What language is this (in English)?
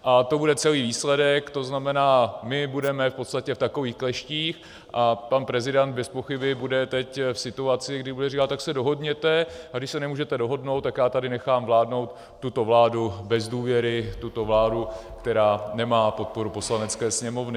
Czech